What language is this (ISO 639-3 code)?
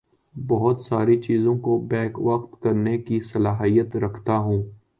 urd